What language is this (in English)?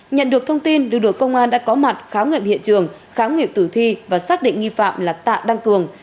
Vietnamese